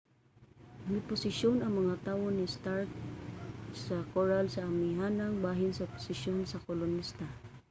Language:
Cebuano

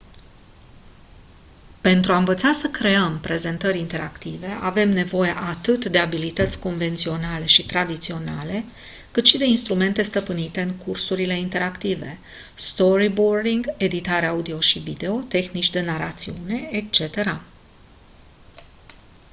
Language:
Romanian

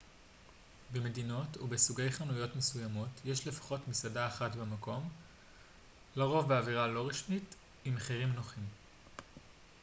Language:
Hebrew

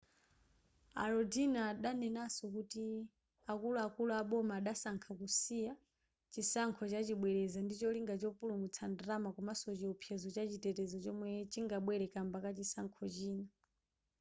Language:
Nyanja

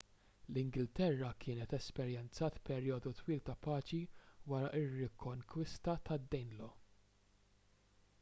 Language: Maltese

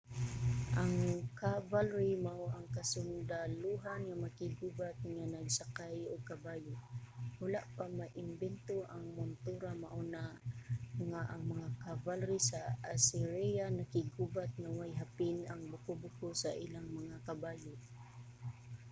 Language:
Cebuano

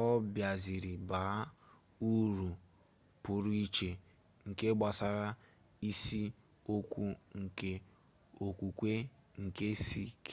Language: Igbo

